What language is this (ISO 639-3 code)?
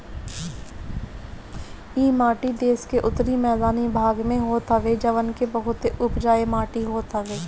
bho